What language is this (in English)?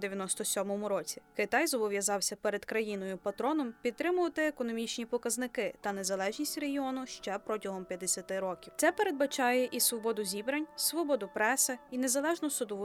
Ukrainian